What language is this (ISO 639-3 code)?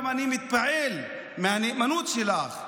heb